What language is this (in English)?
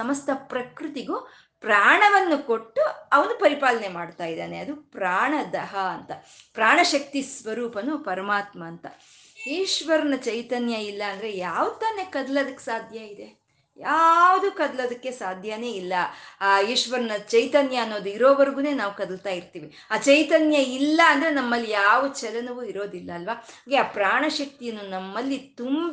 Kannada